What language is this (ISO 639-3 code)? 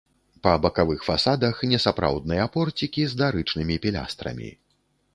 bel